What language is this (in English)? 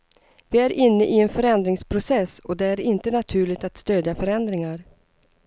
Swedish